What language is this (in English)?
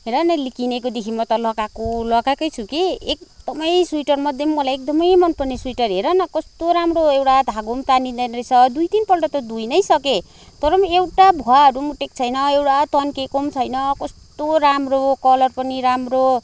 Nepali